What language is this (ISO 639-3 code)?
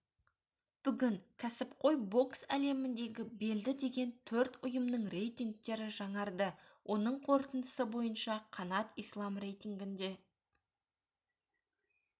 kaz